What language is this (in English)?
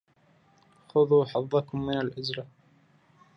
Arabic